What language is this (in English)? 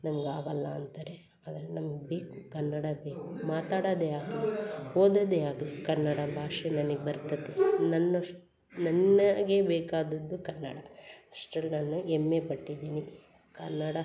Kannada